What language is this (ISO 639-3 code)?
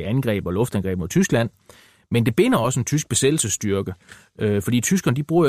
dan